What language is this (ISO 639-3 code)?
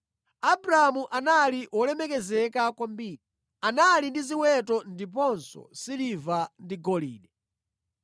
nya